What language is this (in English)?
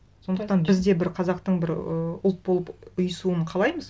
Kazakh